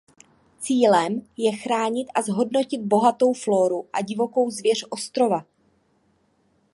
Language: Czech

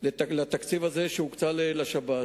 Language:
Hebrew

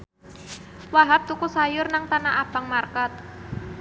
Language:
Javanese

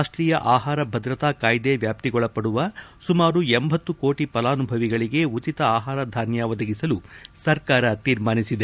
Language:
Kannada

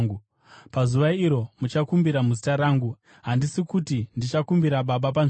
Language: Shona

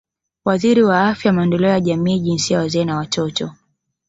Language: Swahili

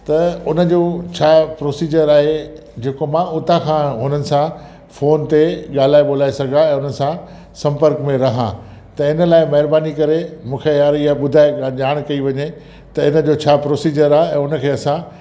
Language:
Sindhi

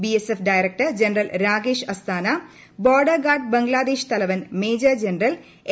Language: Malayalam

